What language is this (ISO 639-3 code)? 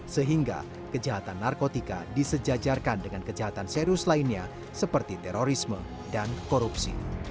ind